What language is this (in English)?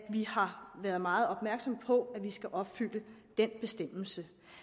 Danish